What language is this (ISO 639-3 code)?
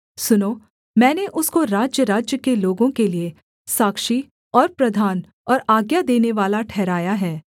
hin